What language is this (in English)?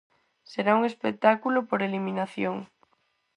Galician